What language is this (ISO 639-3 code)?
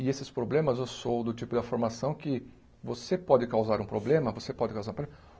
por